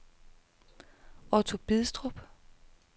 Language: Danish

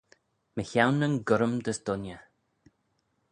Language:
Manx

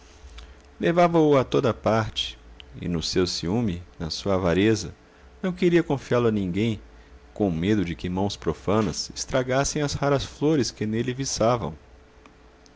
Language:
Portuguese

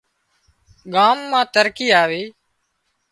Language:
Wadiyara Koli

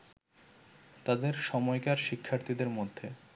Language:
Bangla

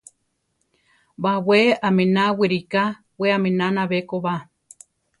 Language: Central Tarahumara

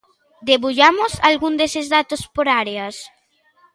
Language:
Galician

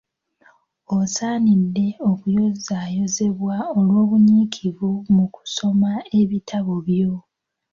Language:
Ganda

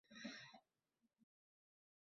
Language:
Uzbek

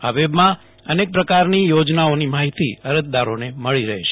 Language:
Gujarati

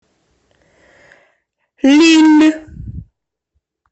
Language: Russian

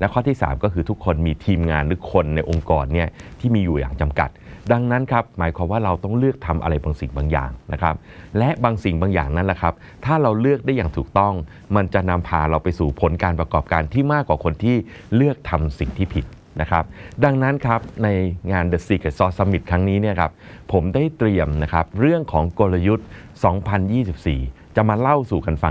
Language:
Thai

